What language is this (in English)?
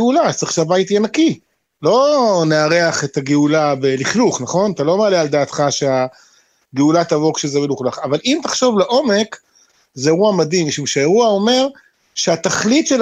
Hebrew